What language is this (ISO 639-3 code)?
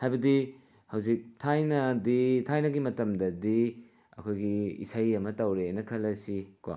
mni